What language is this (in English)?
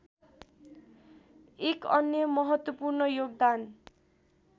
Nepali